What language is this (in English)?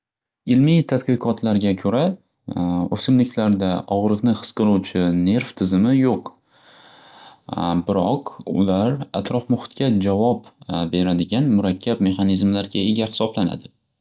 Uzbek